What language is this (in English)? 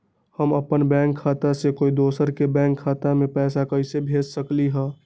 Magahi